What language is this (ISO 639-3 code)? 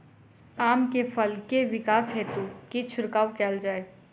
mai